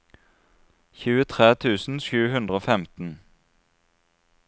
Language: Norwegian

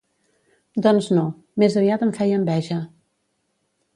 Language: Catalan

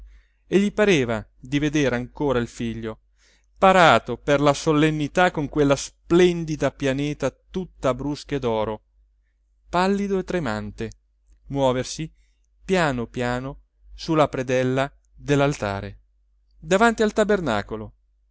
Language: Italian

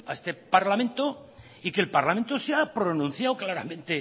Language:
Spanish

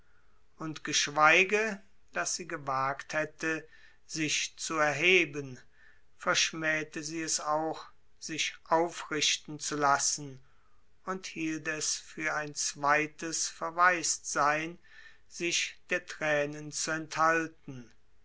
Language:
German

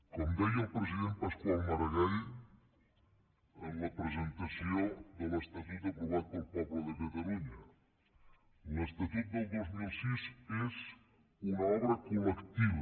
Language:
Catalan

